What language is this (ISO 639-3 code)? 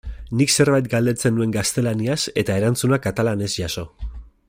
eus